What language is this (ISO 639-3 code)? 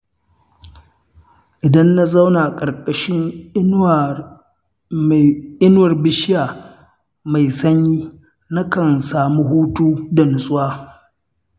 hau